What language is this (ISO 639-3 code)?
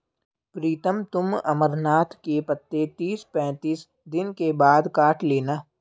hin